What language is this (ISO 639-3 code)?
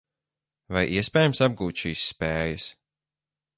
lav